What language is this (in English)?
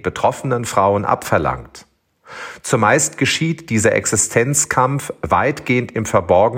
German